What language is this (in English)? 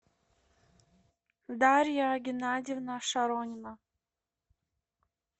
Russian